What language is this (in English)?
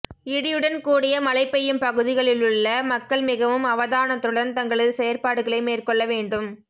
Tamil